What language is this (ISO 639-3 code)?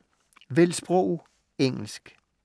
dan